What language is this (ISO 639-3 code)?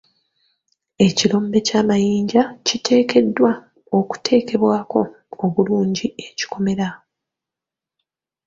lug